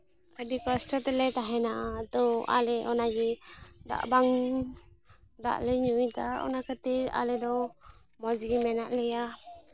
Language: Santali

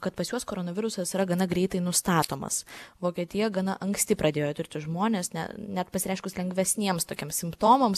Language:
Lithuanian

